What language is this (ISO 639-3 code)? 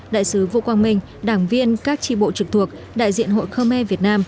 vie